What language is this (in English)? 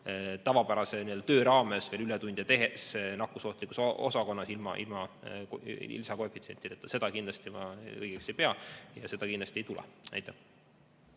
Estonian